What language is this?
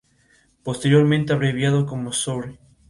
Spanish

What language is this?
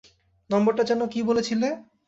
Bangla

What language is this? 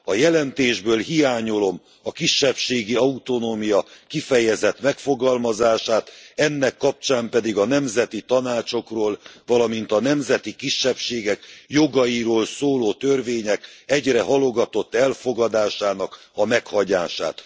Hungarian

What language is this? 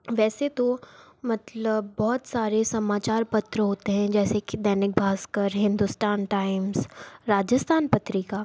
Hindi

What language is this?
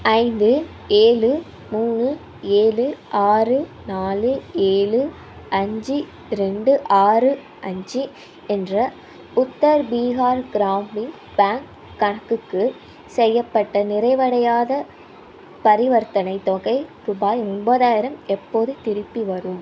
Tamil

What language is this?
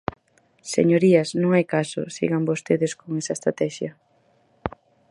Galician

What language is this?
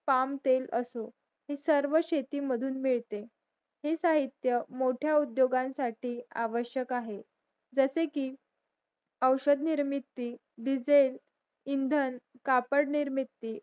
Marathi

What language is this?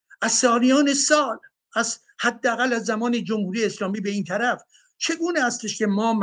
Persian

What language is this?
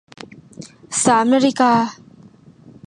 Thai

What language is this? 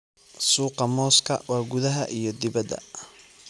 Somali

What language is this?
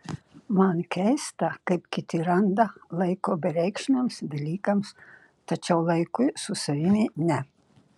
Lithuanian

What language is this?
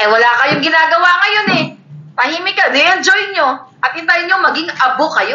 Filipino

